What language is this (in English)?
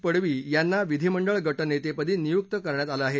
Marathi